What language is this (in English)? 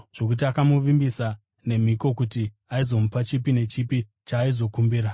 Shona